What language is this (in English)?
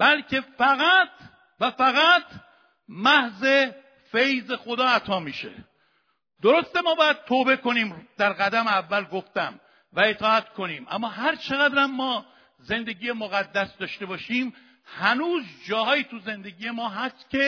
Persian